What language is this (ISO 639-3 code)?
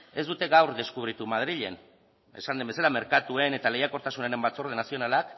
eus